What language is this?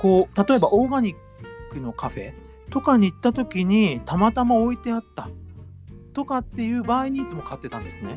Japanese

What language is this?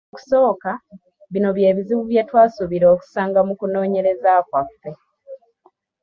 Ganda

